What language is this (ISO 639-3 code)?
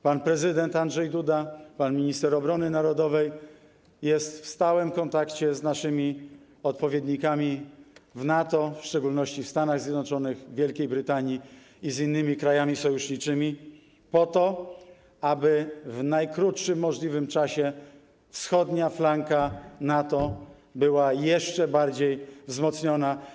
pol